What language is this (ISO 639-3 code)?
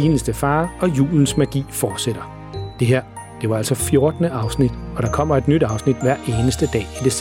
dan